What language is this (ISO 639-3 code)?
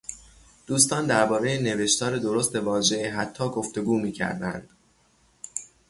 fas